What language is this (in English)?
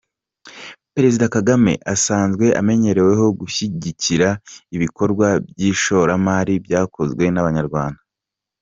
Kinyarwanda